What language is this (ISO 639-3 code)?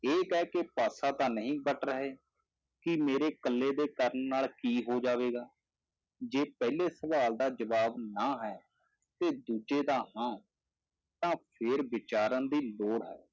pan